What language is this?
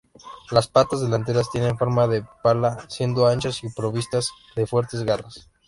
Spanish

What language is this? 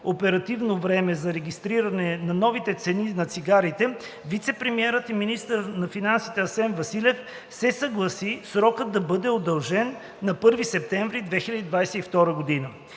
Bulgarian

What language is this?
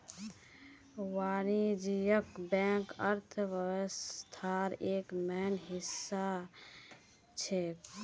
Magahi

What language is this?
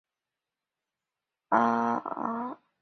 Chinese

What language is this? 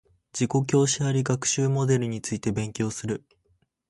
Japanese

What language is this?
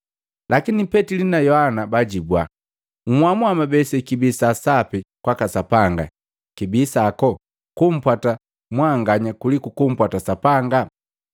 Matengo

